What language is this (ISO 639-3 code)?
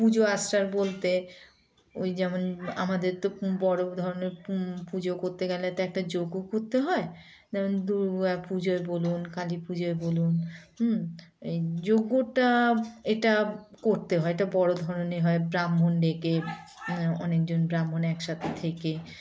ben